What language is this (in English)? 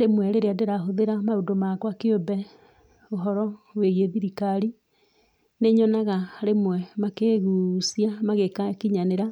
Kikuyu